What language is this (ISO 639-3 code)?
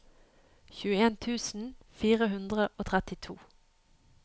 nor